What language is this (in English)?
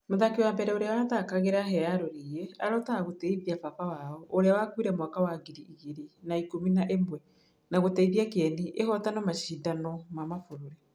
Kikuyu